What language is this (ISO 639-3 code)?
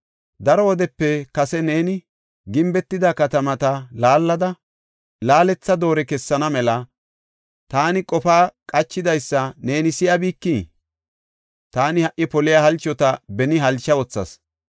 gof